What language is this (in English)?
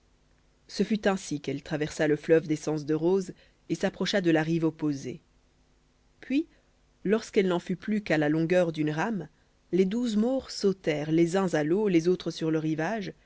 French